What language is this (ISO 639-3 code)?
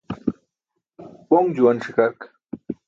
bsk